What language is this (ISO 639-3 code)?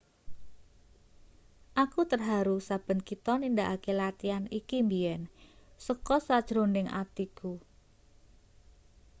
jav